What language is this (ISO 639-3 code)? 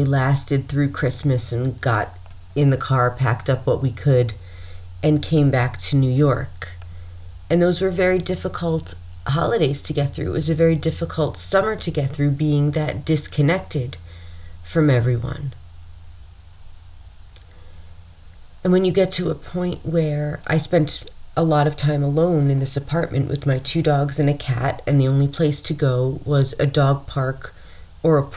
eng